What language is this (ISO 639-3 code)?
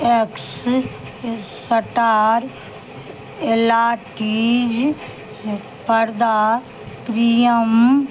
mai